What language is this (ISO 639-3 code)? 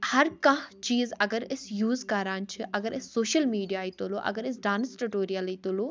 kas